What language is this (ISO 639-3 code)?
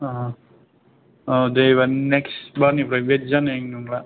brx